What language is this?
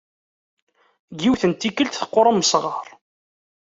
Kabyle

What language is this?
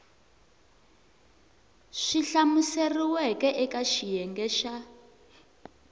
Tsonga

